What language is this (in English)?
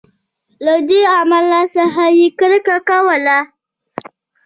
Pashto